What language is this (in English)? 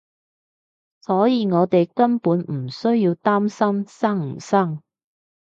Cantonese